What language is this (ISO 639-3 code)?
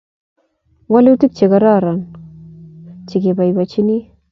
kln